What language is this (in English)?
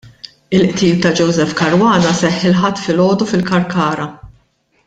Maltese